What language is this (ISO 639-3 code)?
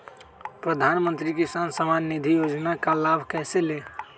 mag